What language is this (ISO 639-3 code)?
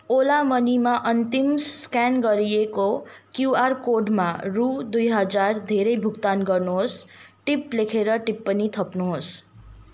nep